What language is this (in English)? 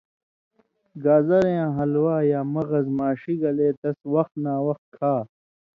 Indus Kohistani